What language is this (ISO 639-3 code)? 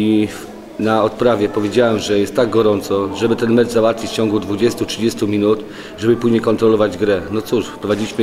pol